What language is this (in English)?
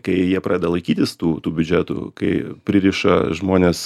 Lithuanian